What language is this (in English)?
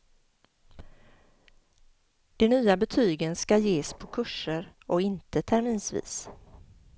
Swedish